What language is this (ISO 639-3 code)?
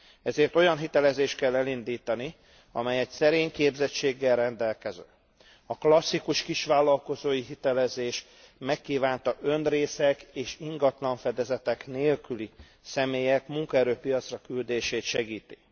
hun